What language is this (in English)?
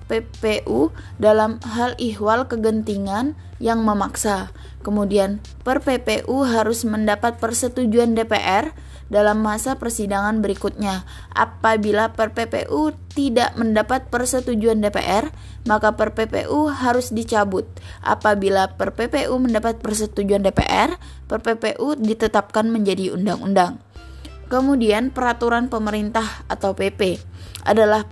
Indonesian